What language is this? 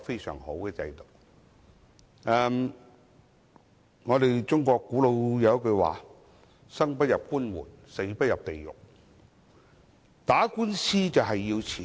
Cantonese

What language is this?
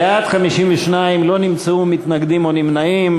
Hebrew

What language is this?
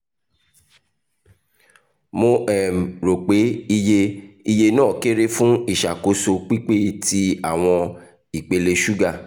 Yoruba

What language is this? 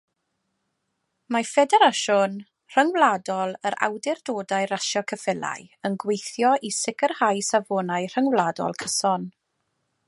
Welsh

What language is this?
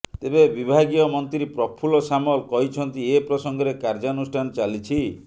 Odia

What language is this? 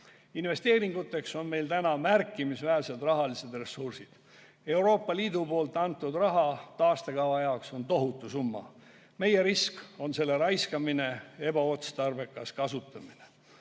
Estonian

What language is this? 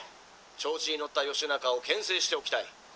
Japanese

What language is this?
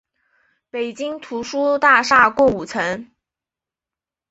Chinese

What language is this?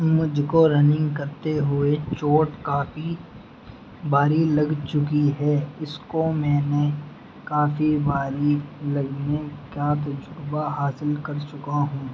Urdu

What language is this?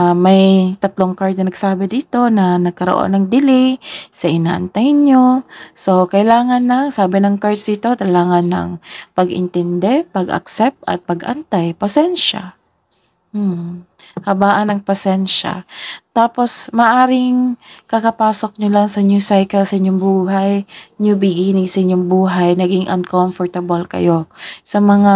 Filipino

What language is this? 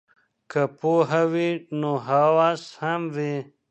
Pashto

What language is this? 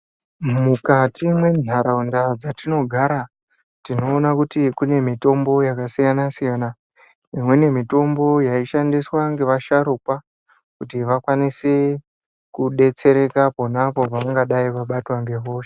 Ndau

